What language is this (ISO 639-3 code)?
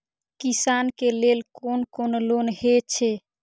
mai